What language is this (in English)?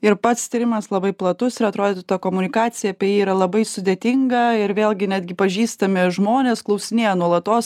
Lithuanian